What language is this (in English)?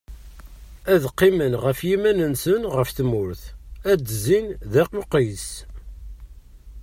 Kabyle